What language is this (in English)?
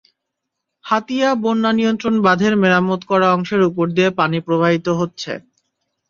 Bangla